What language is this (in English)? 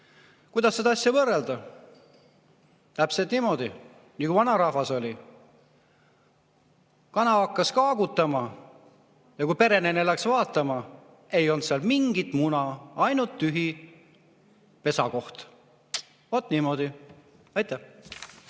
Estonian